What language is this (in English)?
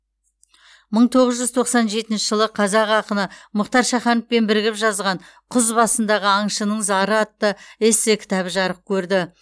Kazakh